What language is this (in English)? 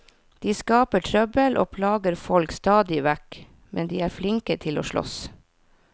Norwegian